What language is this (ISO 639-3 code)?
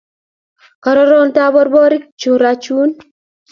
kln